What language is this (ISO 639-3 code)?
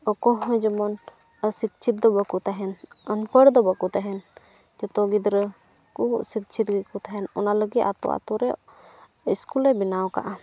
sat